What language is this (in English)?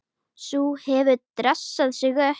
Icelandic